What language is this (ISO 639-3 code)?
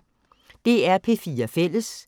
dan